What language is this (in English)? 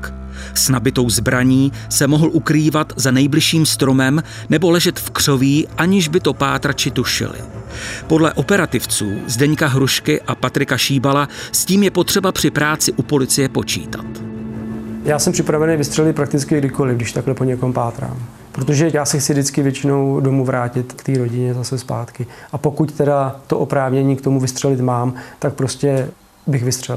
Czech